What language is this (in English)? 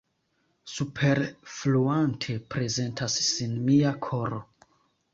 Esperanto